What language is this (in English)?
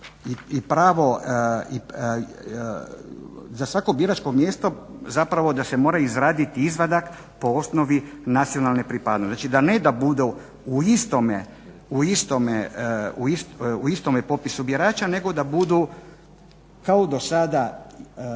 Croatian